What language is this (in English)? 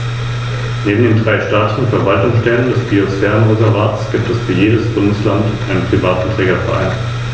German